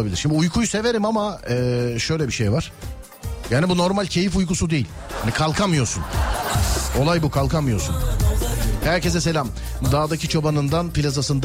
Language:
Turkish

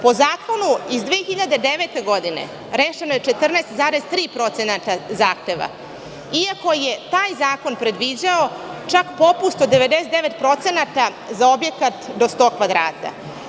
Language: Serbian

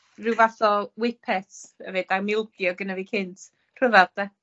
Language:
Welsh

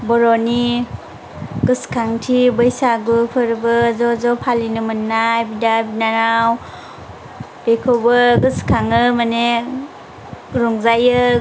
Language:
Bodo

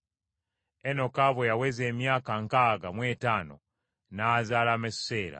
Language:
Ganda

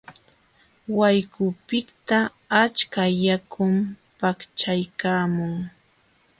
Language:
Jauja Wanca Quechua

